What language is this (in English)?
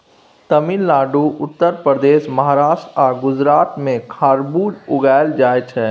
Maithili